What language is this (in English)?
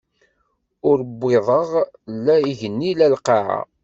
Kabyle